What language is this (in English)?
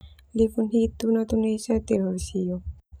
Termanu